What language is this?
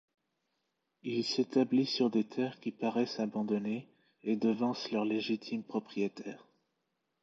French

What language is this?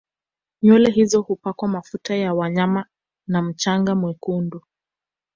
Swahili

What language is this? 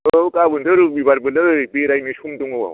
Bodo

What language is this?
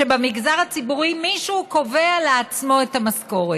Hebrew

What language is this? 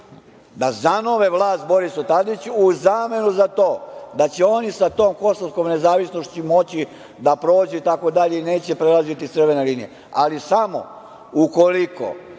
Serbian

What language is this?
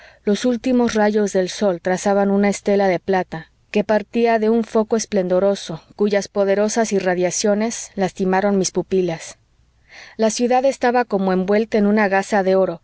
Spanish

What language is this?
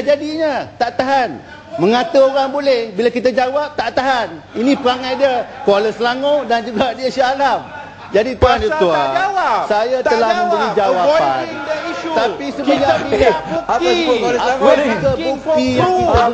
Malay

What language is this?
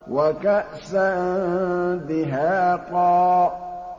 Arabic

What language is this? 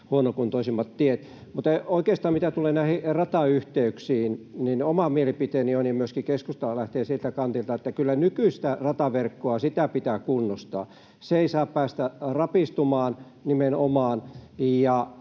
Finnish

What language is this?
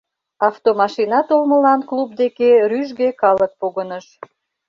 Mari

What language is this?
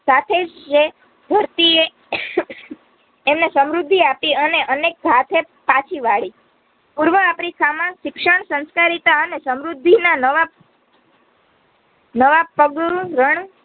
Gujarati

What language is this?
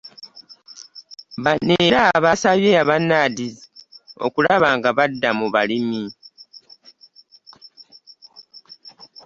Ganda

